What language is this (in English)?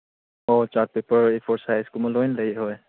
Manipuri